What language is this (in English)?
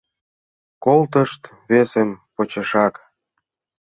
Mari